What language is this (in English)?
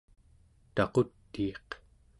Central Yupik